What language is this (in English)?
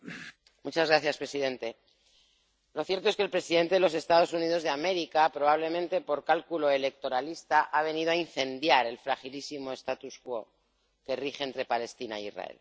Spanish